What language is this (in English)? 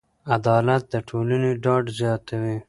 Pashto